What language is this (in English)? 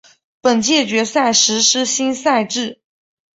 Chinese